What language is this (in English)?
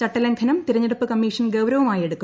Malayalam